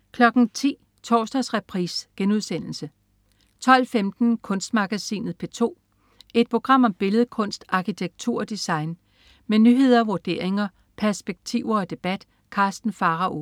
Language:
Danish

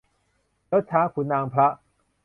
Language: Thai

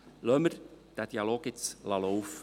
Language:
Swiss German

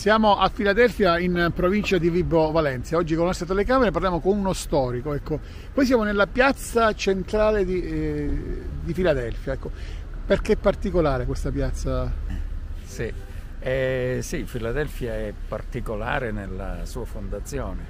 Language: Italian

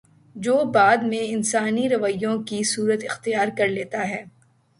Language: Urdu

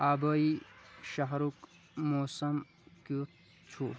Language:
Kashmiri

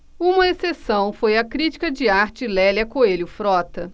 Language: Portuguese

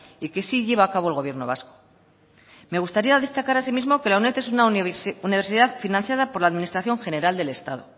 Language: Spanish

